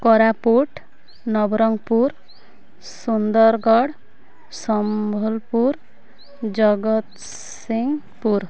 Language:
Odia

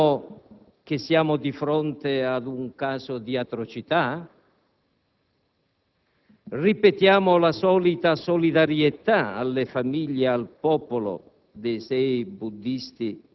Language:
Italian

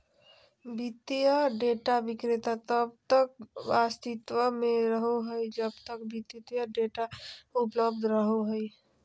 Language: Magahi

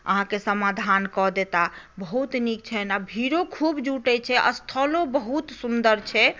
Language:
Maithili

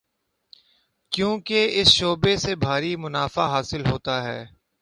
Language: Urdu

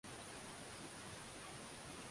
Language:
Swahili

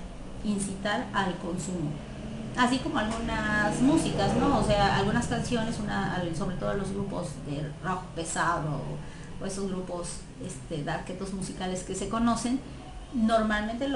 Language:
Spanish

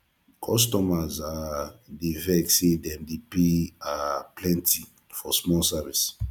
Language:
Nigerian Pidgin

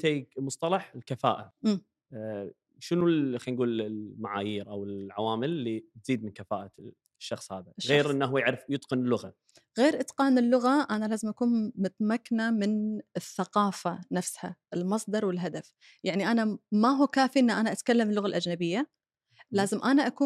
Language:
Arabic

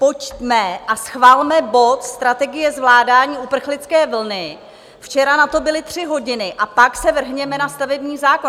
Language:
Czech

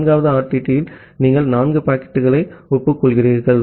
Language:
Tamil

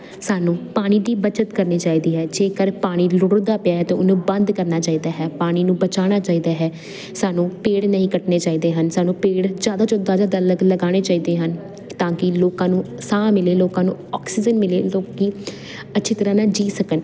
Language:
Punjabi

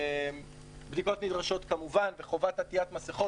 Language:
Hebrew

